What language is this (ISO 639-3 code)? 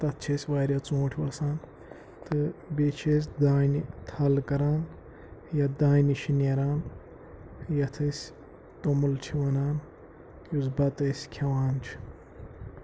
kas